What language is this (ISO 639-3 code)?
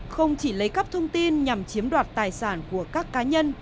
vie